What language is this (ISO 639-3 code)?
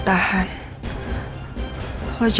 ind